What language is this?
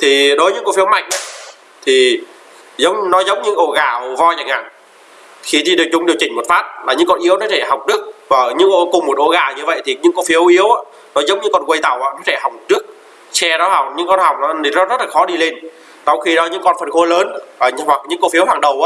Vietnamese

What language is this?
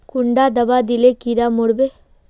Magahi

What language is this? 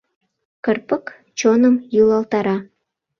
Mari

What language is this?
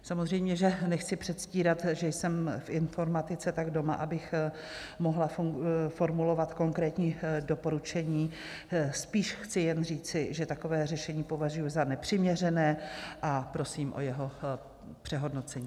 Czech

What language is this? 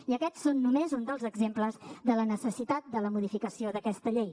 Catalan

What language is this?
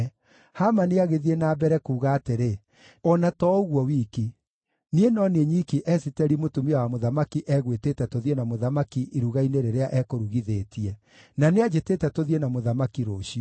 Kikuyu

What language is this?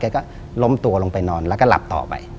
Thai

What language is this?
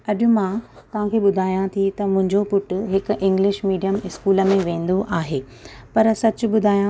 Sindhi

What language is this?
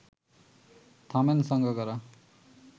Bangla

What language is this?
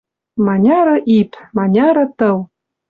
Western Mari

